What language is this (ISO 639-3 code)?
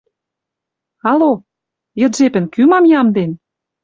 mrj